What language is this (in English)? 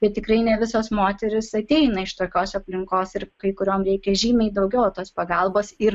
Lithuanian